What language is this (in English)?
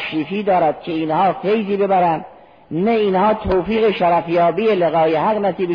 Persian